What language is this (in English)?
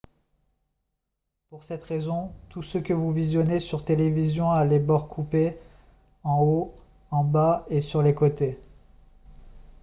French